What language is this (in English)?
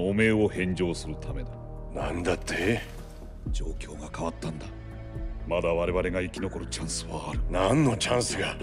Japanese